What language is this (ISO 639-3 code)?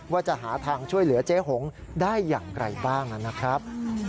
tha